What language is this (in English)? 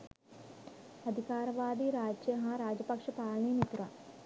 Sinhala